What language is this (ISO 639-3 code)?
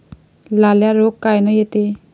mar